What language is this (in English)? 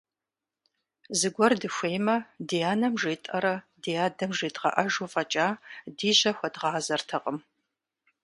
Kabardian